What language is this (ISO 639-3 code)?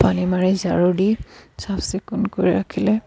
asm